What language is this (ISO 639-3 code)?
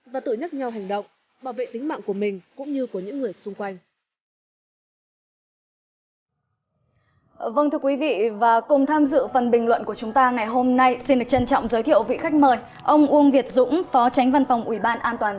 vie